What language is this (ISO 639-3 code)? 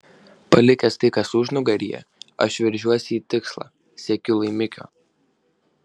lit